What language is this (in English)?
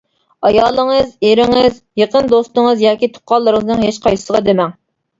Uyghur